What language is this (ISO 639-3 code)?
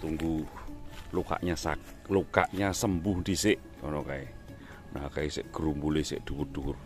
ind